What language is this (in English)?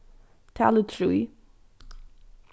Faroese